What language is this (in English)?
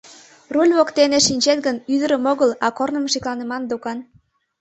Mari